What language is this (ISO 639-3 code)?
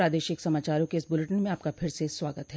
hin